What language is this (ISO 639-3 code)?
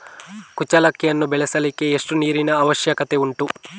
kan